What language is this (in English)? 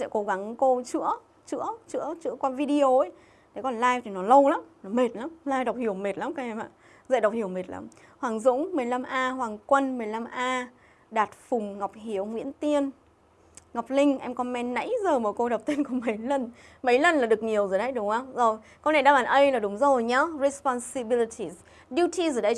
Vietnamese